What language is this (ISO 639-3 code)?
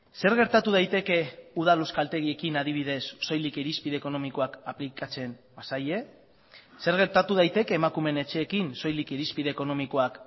eus